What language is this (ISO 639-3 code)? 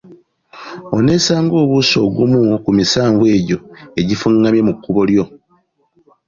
lug